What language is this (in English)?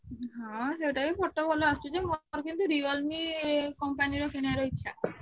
Odia